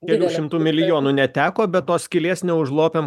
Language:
Lithuanian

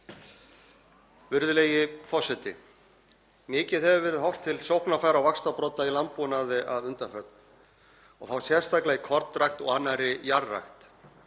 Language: Icelandic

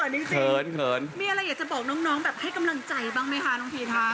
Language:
Thai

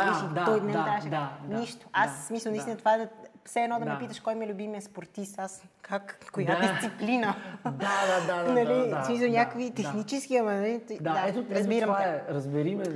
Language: Bulgarian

